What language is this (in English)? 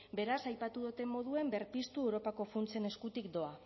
Basque